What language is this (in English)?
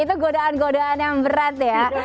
Indonesian